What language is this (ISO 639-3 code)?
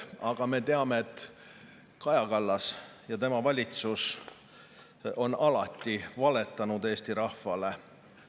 est